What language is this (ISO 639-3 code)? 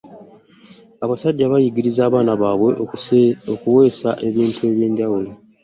lug